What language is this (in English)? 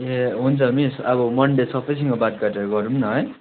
Nepali